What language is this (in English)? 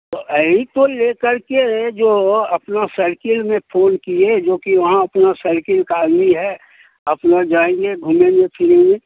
Hindi